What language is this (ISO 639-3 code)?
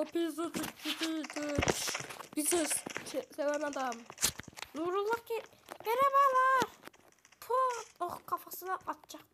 tur